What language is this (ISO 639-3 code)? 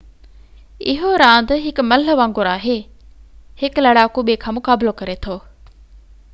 snd